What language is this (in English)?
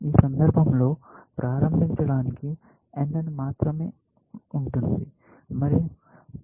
Telugu